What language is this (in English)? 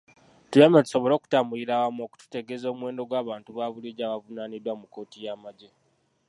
Ganda